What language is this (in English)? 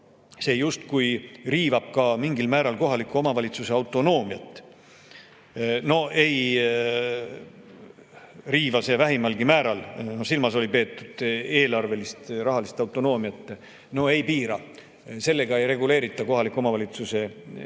Estonian